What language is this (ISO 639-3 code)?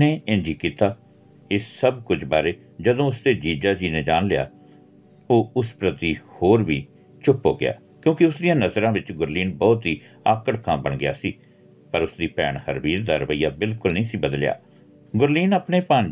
pan